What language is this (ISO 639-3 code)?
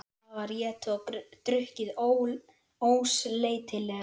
isl